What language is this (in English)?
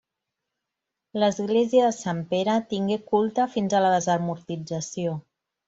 Catalan